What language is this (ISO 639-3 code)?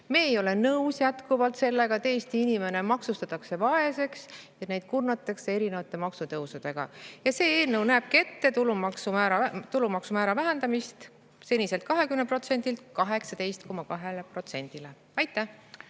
est